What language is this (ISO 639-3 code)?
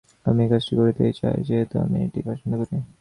ben